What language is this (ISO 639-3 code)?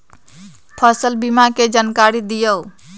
mag